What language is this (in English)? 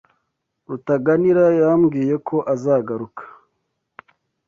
Kinyarwanda